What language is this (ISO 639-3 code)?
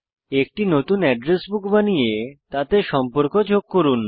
ben